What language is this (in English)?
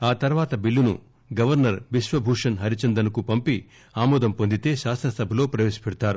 Telugu